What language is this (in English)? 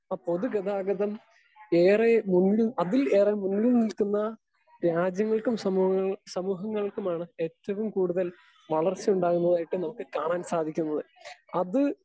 Malayalam